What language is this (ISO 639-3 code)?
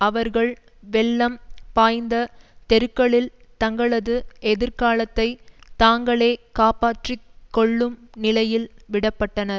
tam